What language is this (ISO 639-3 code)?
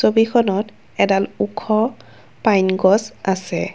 asm